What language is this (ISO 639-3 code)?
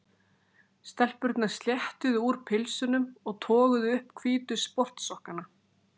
isl